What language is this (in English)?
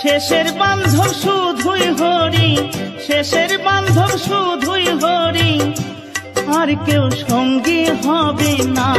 Hindi